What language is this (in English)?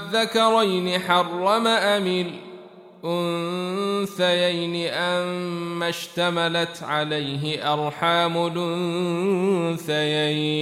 Arabic